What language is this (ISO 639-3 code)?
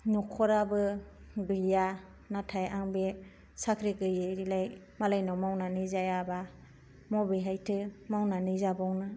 brx